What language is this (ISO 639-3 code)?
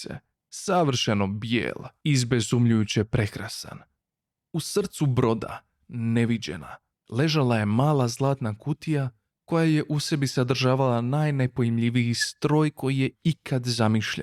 hrv